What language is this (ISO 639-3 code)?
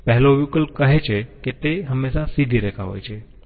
guj